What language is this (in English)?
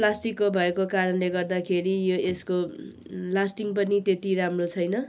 Nepali